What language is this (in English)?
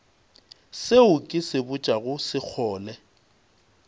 Northern Sotho